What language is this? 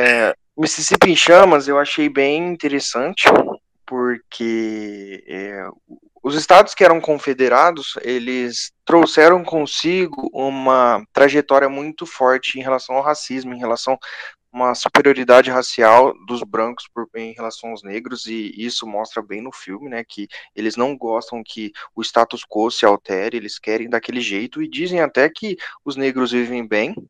Portuguese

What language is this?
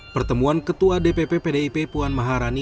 Indonesian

